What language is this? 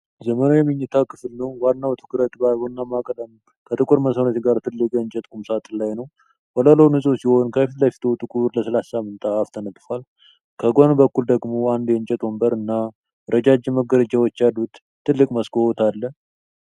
Amharic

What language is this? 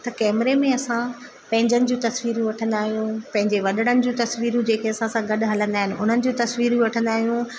Sindhi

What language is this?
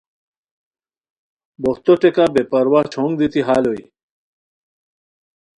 Khowar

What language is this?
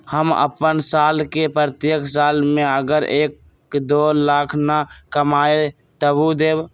Magahi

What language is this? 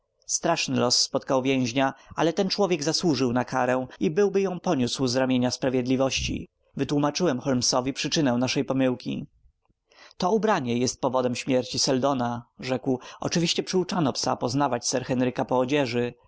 Polish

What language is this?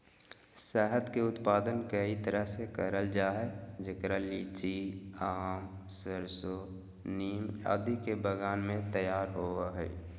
Magahi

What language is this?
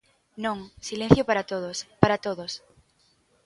Galician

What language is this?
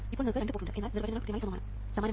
Malayalam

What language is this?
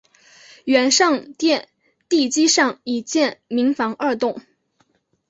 Chinese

